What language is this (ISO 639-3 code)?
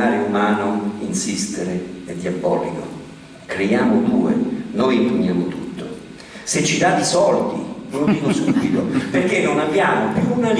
ita